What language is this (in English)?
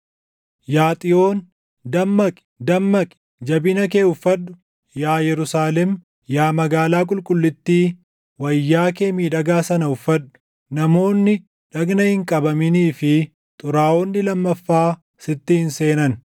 Oromo